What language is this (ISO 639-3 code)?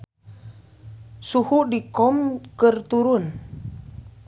sun